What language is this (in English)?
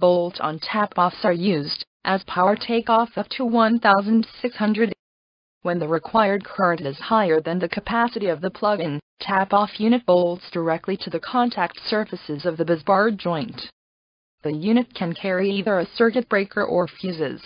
English